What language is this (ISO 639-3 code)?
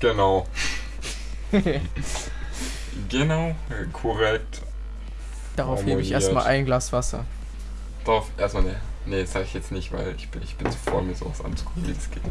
deu